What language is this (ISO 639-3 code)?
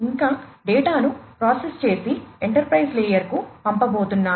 tel